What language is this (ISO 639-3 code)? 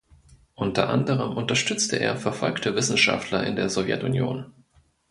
deu